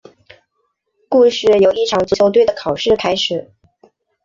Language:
Chinese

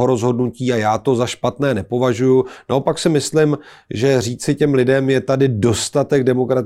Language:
Czech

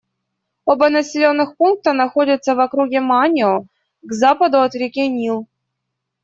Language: Russian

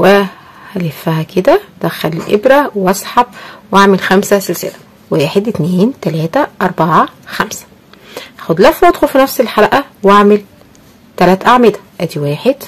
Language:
Arabic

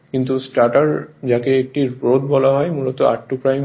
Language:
Bangla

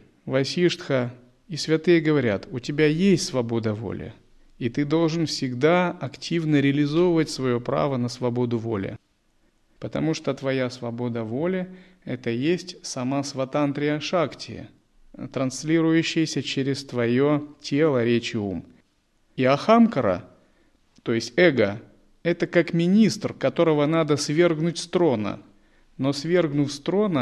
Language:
Russian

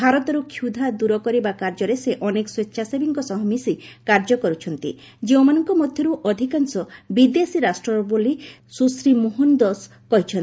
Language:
Odia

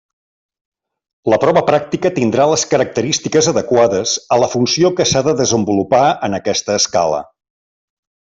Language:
Catalan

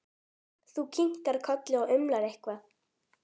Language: Icelandic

